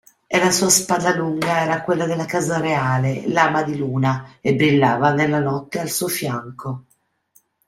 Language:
Italian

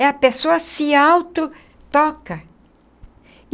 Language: Portuguese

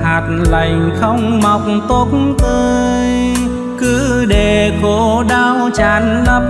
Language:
Vietnamese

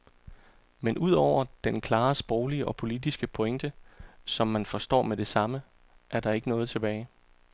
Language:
Danish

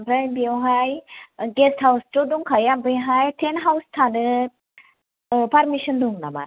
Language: Bodo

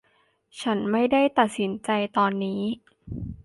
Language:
Thai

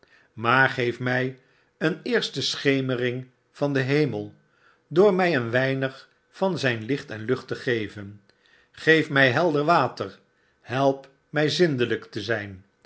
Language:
Dutch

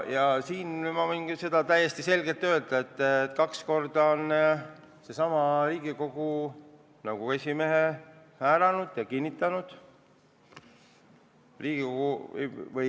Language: Estonian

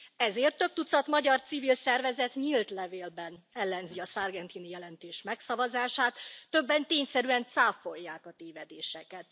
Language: Hungarian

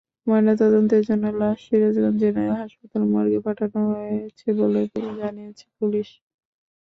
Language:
Bangla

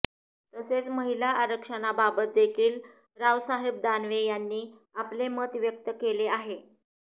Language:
Marathi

